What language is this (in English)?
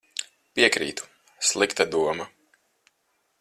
Latvian